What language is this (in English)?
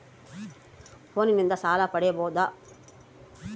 Kannada